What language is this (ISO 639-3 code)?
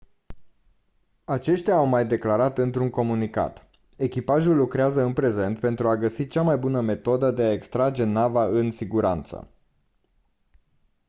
ron